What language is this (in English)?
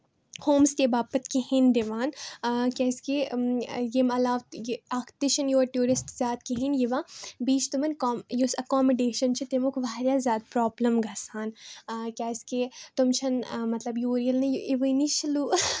Kashmiri